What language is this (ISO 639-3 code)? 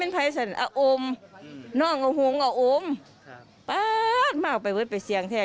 tha